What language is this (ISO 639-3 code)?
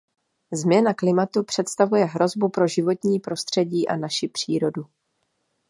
ces